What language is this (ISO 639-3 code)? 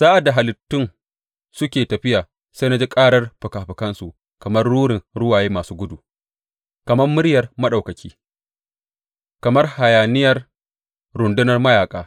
hau